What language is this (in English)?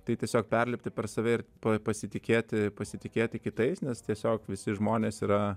Lithuanian